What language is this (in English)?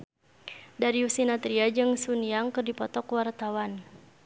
Sundanese